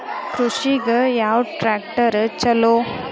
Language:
Kannada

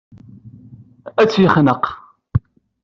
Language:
Kabyle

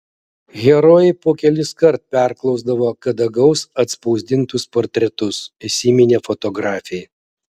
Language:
Lithuanian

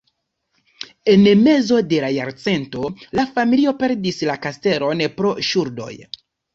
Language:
Esperanto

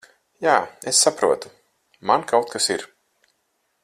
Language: Latvian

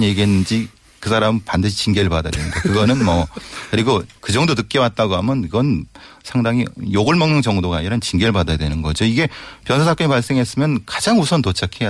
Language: Korean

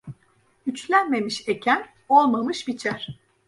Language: Turkish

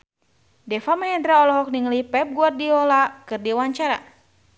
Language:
Sundanese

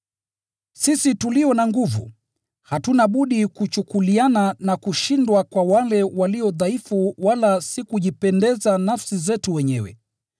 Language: Swahili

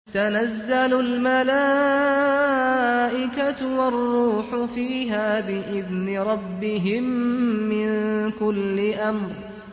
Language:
Arabic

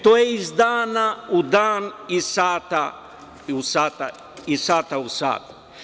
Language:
Serbian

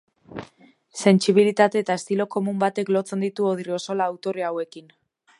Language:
Basque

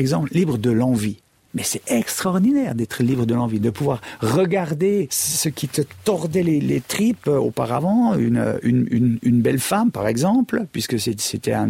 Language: French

